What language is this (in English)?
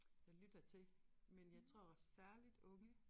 Danish